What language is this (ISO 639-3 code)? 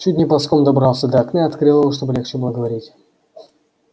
rus